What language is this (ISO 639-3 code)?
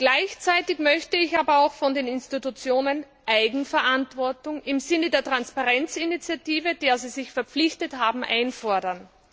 deu